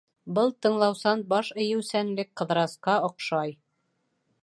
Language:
Bashkir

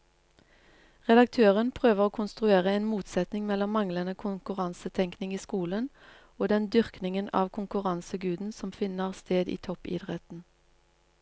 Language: Norwegian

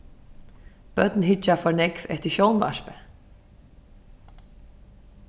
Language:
Faroese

